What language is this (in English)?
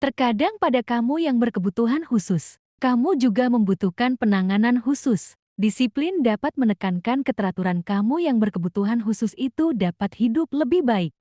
Indonesian